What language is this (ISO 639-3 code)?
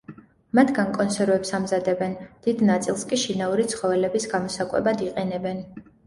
kat